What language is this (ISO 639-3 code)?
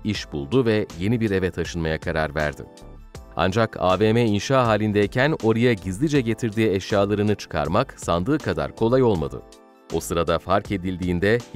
tur